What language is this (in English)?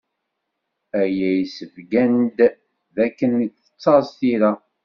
Kabyle